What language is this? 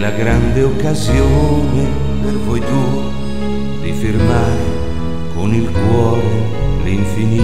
Italian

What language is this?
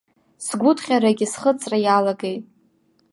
Abkhazian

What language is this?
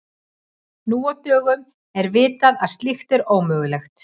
Icelandic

